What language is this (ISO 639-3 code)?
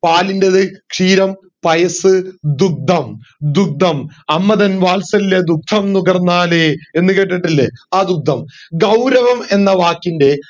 mal